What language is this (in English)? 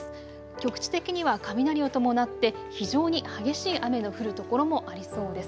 Japanese